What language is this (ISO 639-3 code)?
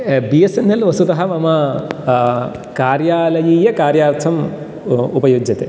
san